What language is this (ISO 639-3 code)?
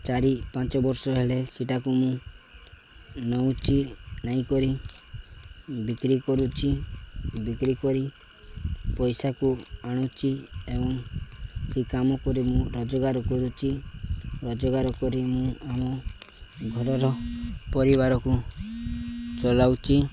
ori